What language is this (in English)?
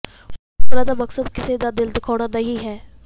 Punjabi